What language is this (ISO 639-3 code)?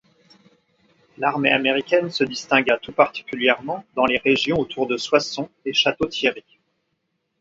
fra